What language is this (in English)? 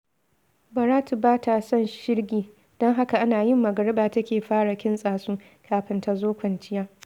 Hausa